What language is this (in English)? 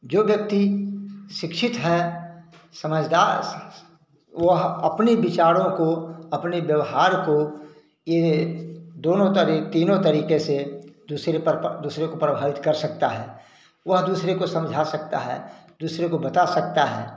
Hindi